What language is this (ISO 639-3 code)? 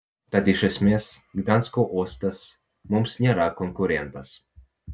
lit